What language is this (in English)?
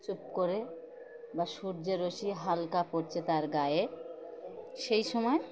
Bangla